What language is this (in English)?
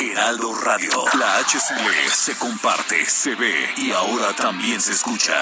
Spanish